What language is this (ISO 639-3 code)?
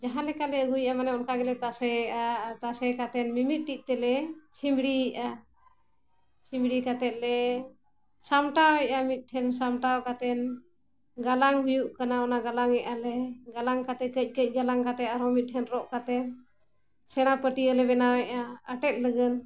sat